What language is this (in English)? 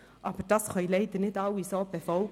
Swiss German